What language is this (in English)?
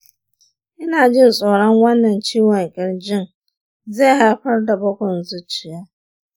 Hausa